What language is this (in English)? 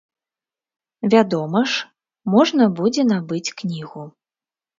Belarusian